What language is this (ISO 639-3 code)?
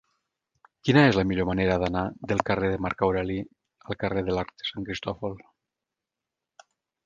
cat